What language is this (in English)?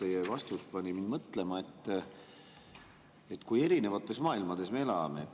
Estonian